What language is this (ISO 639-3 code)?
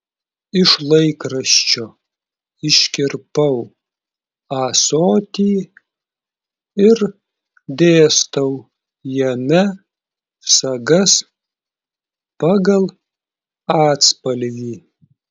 lit